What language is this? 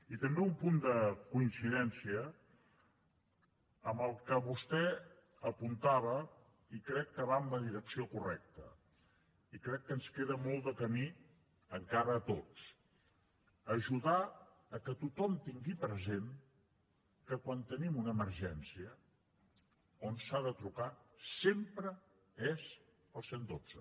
Catalan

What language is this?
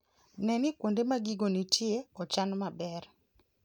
Luo (Kenya and Tanzania)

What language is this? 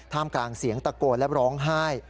Thai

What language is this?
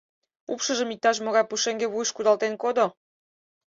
Mari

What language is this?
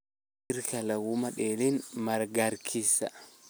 Somali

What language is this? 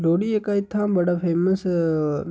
Dogri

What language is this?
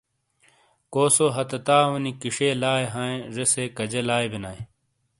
Shina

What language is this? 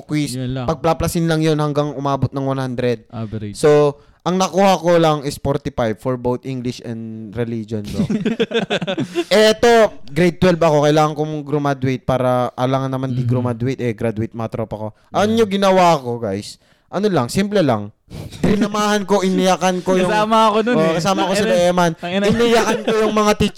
Filipino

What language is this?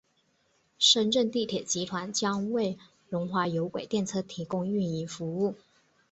Chinese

